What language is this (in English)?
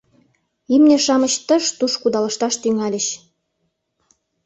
Mari